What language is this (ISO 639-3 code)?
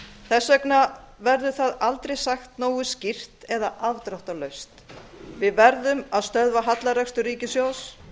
isl